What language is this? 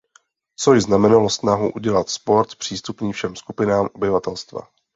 Czech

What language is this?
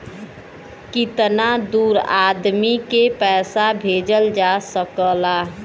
Bhojpuri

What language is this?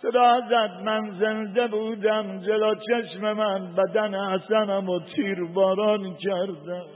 Persian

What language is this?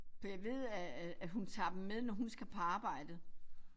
Danish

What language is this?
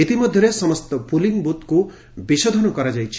Odia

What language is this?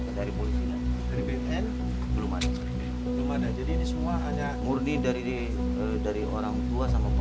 Indonesian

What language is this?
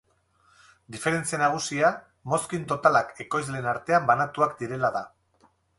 Basque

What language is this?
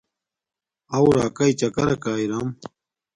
Domaaki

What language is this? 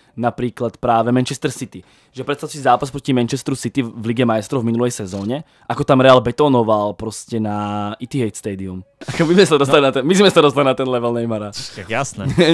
Czech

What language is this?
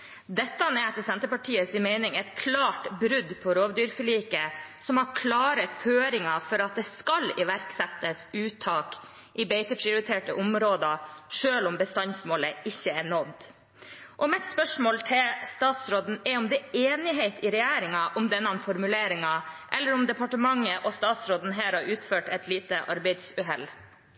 Norwegian Bokmål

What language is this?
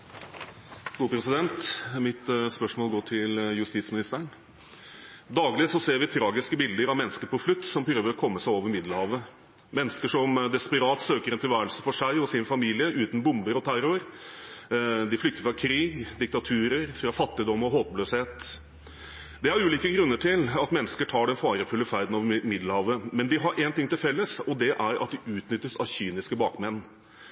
Norwegian Bokmål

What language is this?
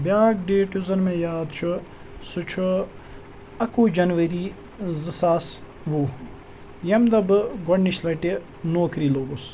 Kashmiri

